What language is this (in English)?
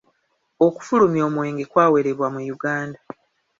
Ganda